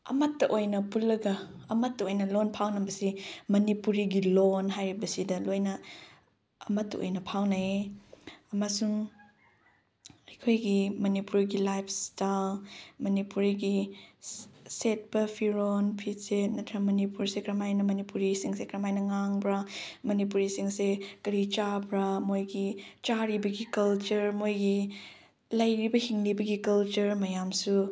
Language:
Manipuri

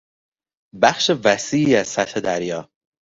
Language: Persian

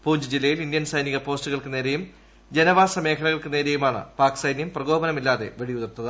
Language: Malayalam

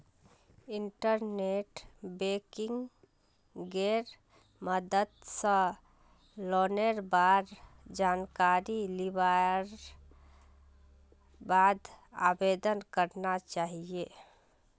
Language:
Magahi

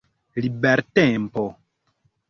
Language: Esperanto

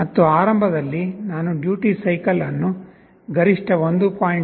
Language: Kannada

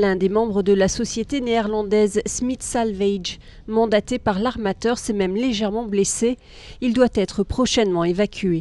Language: French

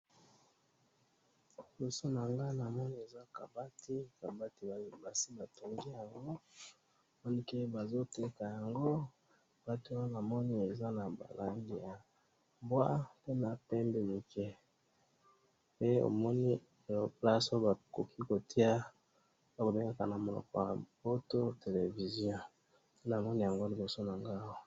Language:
Lingala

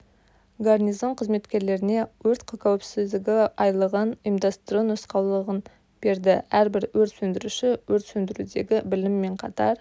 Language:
Kazakh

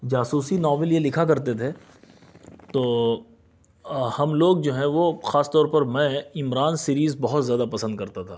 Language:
Urdu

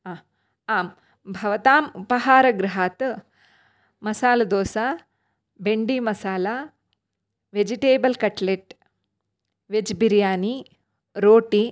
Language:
Sanskrit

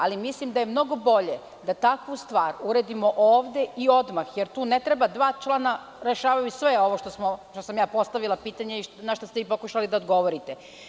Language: Serbian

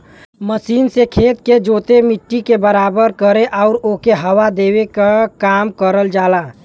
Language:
Bhojpuri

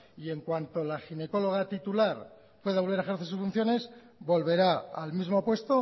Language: Spanish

